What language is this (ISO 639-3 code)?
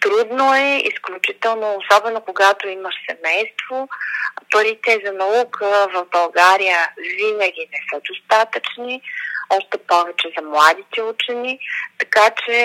bul